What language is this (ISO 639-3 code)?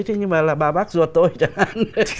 vie